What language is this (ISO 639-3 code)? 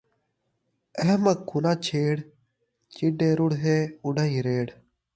skr